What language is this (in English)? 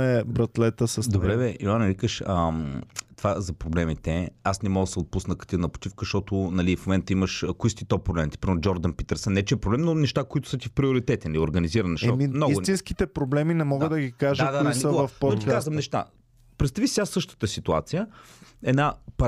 Bulgarian